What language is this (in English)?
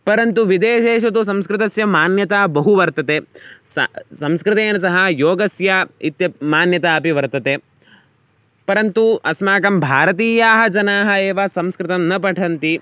Sanskrit